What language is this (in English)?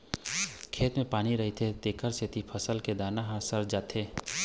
Chhattisgarhi